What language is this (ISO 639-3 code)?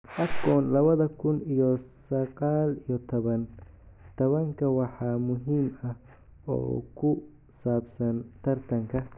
som